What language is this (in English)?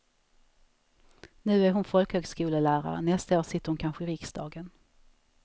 Swedish